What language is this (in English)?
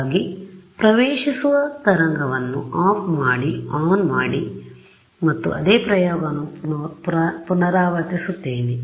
Kannada